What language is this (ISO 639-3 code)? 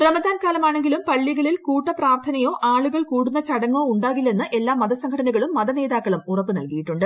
mal